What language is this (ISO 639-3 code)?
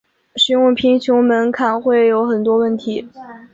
zho